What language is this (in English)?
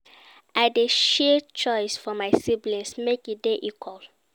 Nigerian Pidgin